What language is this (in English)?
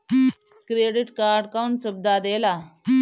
Bhojpuri